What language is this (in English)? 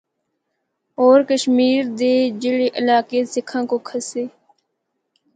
Northern Hindko